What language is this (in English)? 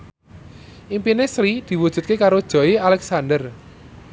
Javanese